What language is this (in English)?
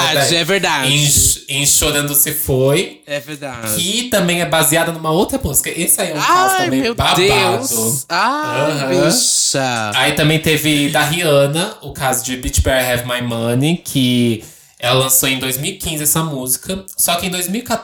Portuguese